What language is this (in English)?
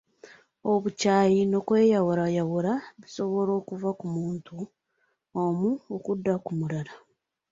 Ganda